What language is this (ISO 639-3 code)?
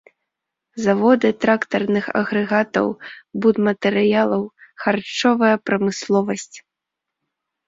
bel